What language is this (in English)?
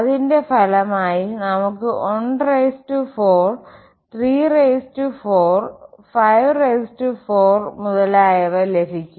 Malayalam